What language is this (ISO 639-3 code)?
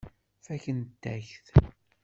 kab